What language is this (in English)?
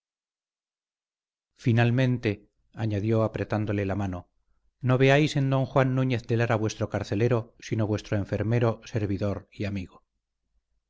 Spanish